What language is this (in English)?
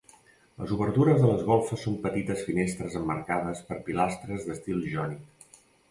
Catalan